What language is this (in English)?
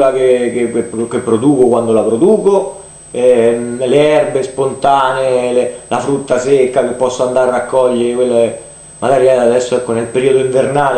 Italian